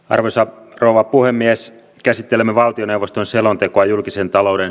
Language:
Finnish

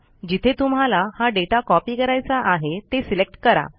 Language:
Marathi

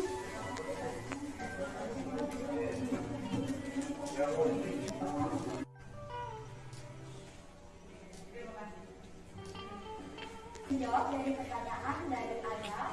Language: Indonesian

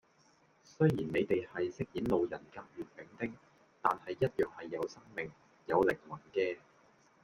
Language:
Cantonese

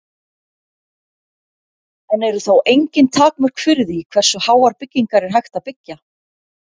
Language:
Icelandic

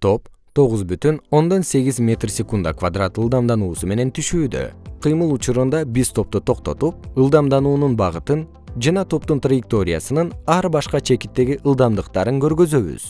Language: Kyrgyz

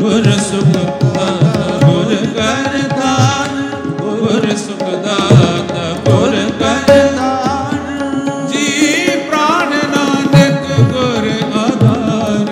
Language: Punjabi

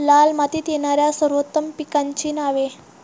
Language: Marathi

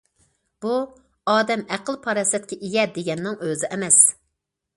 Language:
Uyghur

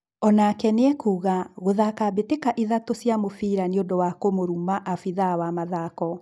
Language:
Kikuyu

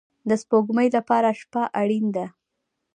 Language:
Pashto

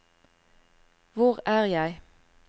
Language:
Norwegian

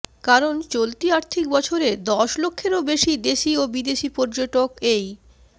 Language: Bangla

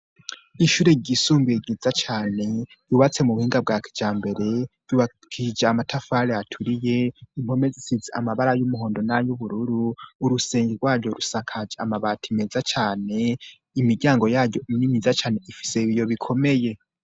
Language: Rundi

